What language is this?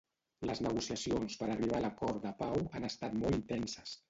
Catalan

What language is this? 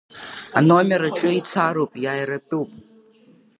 Abkhazian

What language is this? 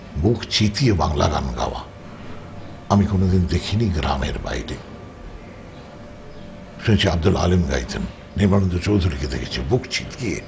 Bangla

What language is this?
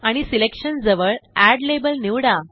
Marathi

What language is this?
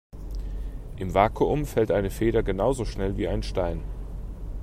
German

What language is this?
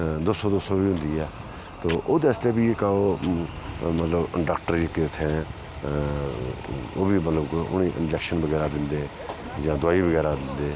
Dogri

